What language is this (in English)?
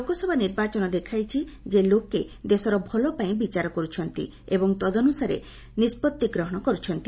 Odia